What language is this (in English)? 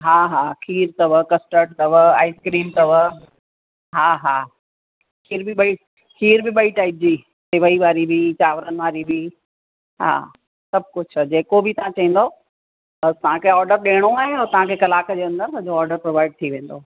Sindhi